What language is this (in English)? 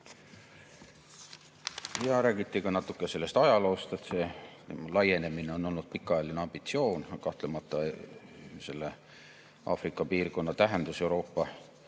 Estonian